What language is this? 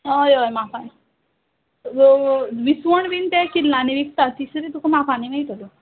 Konkani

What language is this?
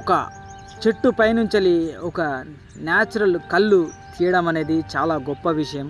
Telugu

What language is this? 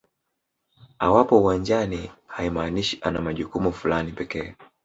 Swahili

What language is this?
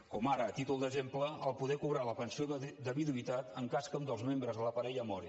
Catalan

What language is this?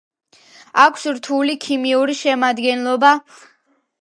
Georgian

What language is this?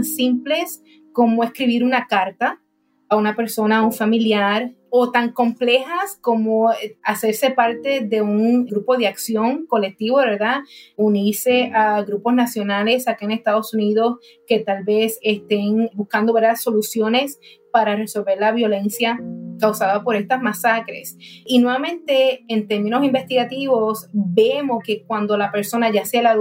Spanish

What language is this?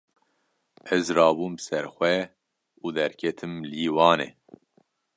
Kurdish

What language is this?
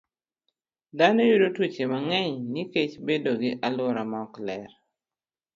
Luo (Kenya and Tanzania)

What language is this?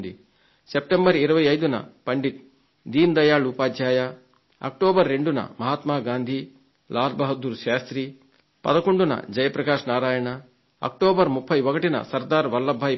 Telugu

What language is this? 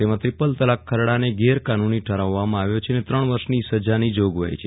Gujarati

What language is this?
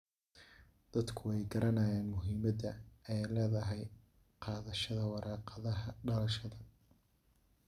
Somali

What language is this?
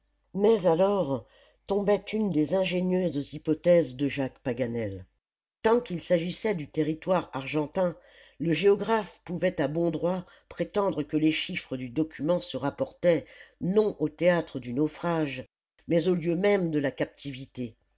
French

